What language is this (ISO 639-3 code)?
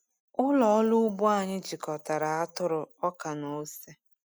ibo